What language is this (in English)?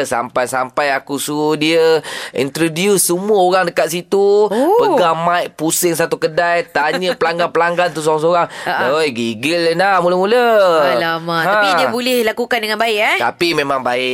Malay